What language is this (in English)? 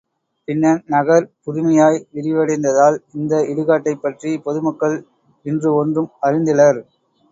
Tamil